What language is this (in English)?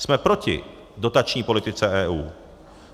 Czech